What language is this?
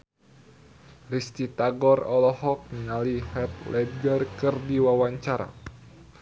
Sundanese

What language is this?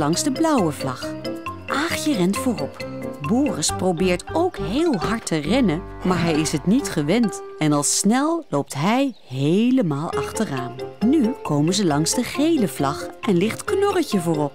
Dutch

